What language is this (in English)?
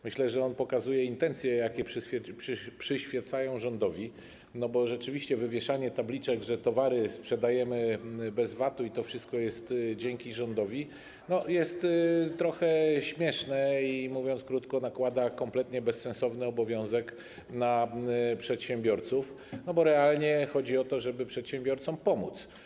Polish